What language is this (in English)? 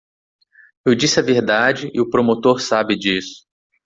Portuguese